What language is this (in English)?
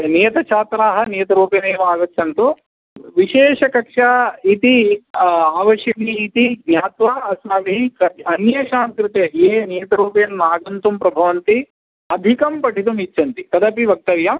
Sanskrit